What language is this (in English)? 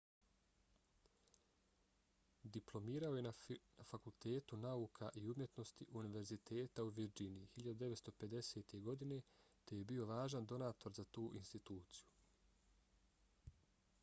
Bosnian